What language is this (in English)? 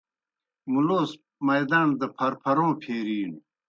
Kohistani Shina